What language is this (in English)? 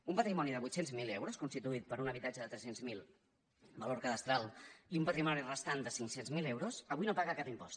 Catalan